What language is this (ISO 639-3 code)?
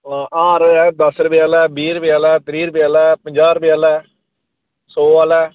doi